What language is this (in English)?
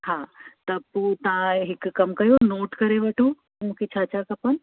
Sindhi